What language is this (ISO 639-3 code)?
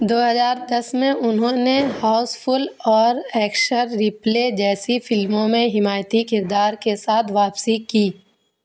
urd